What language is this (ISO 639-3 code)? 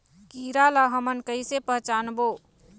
hne